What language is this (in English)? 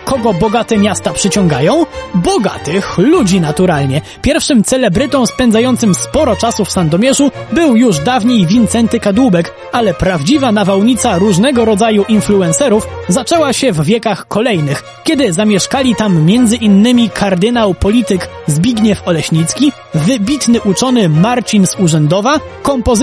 Polish